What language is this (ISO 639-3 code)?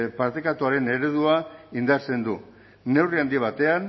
eus